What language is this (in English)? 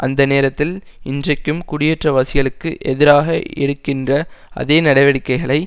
Tamil